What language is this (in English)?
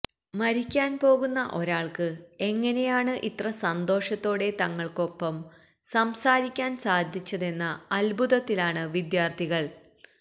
Malayalam